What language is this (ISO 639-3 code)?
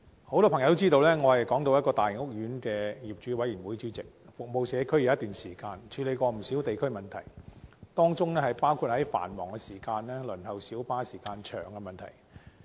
yue